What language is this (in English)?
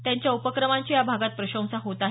Marathi